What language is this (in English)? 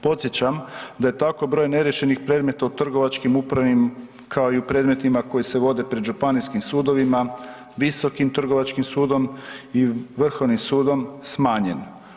Croatian